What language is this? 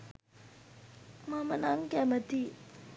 Sinhala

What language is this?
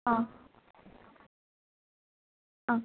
Assamese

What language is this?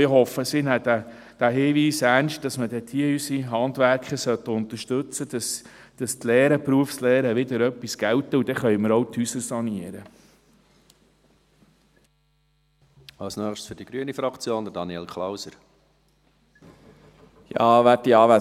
Swiss German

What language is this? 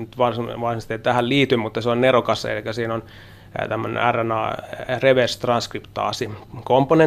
Finnish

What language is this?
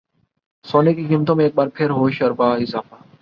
Urdu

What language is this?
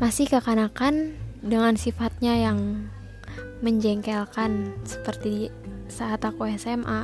Indonesian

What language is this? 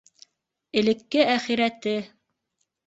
Bashkir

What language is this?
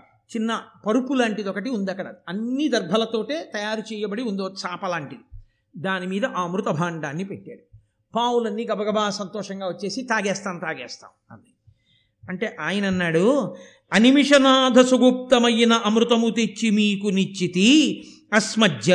Telugu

